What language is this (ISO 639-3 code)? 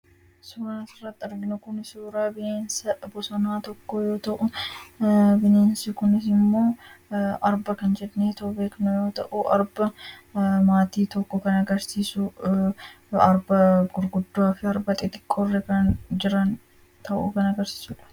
orm